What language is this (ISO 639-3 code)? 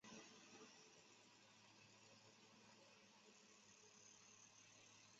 zho